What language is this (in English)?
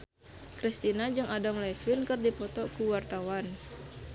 Sundanese